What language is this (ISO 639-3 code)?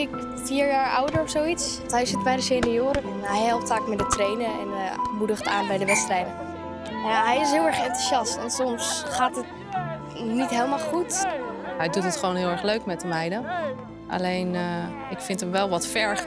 nld